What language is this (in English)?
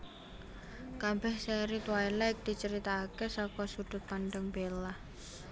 Javanese